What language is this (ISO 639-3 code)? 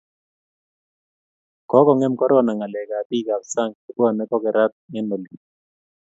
kln